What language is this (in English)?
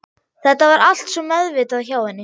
Icelandic